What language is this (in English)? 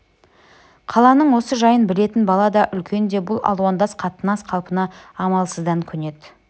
Kazakh